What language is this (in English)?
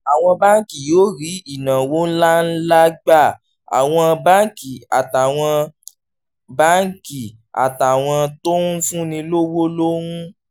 Yoruba